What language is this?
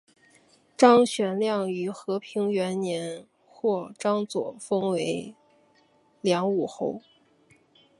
Chinese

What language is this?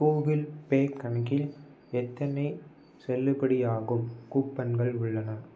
Tamil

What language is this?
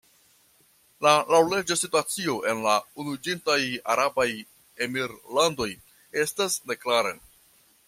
Esperanto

